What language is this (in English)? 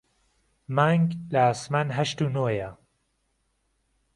Central Kurdish